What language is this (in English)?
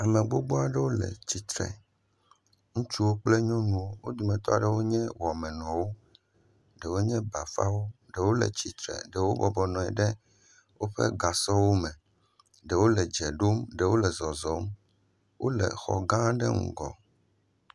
Ewe